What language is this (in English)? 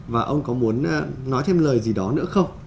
Vietnamese